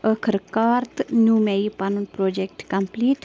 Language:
Kashmiri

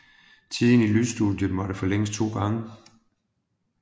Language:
Danish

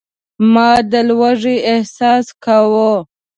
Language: Pashto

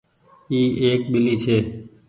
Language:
Goaria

